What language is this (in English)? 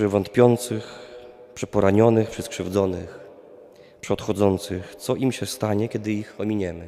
Polish